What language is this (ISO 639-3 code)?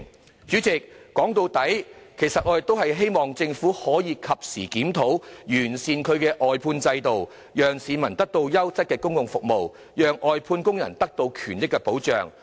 yue